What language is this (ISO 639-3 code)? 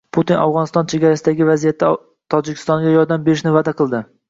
uzb